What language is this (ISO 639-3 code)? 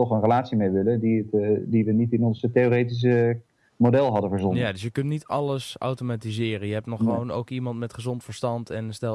nld